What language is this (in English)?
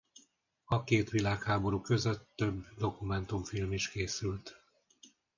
Hungarian